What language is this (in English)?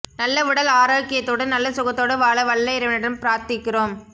Tamil